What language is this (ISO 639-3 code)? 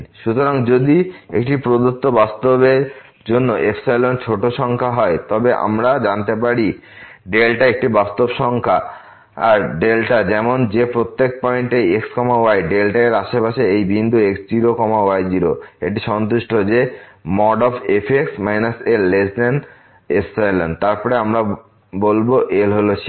ben